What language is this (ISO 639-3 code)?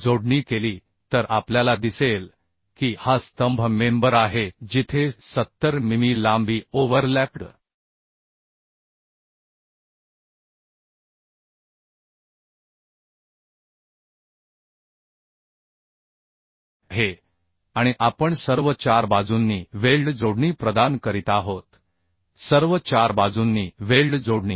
mar